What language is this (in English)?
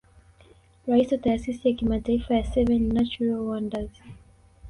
Swahili